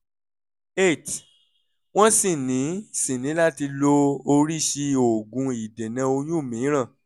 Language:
Yoruba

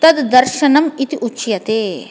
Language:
Sanskrit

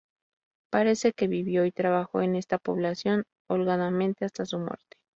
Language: Spanish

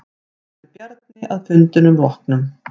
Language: Icelandic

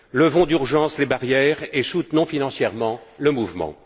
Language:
French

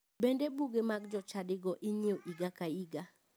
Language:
Luo (Kenya and Tanzania)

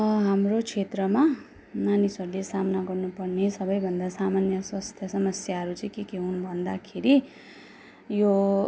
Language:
Nepali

